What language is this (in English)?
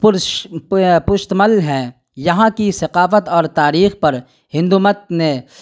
Urdu